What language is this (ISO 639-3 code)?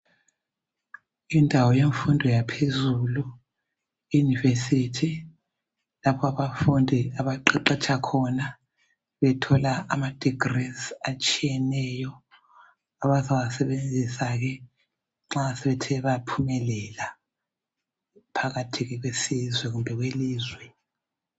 nde